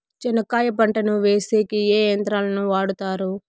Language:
Telugu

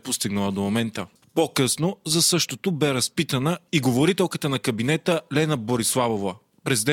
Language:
Bulgarian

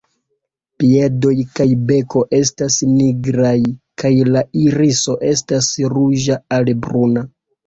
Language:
Esperanto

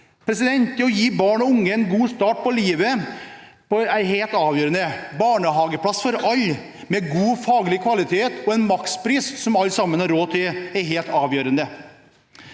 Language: Norwegian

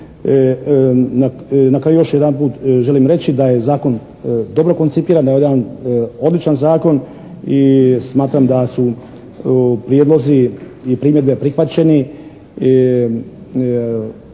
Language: Croatian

